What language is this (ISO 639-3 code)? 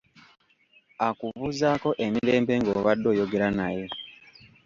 lug